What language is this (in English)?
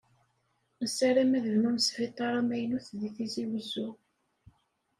Kabyle